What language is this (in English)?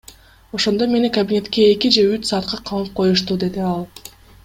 Kyrgyz